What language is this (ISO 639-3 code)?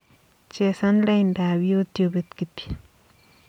kln